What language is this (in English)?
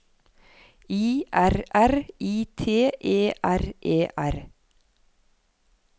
Norwegian